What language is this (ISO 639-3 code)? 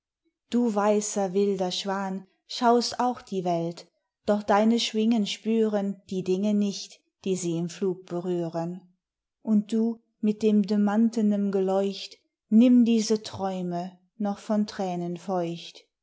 deu